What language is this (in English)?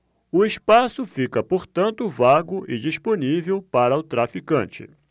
Portuguese